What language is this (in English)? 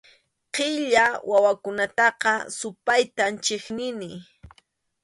Arequipa-La Unión Quechua